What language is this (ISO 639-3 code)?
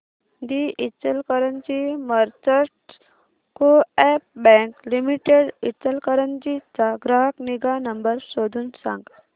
mar